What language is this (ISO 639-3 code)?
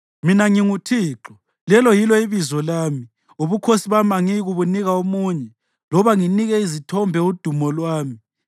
nde